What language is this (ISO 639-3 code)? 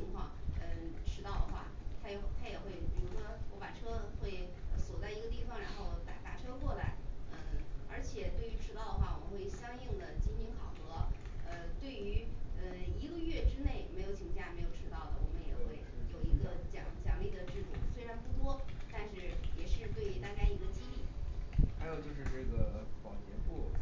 zho